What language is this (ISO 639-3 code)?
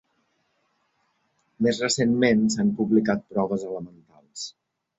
cat